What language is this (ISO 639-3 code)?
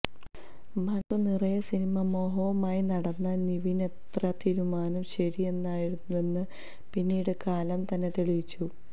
mal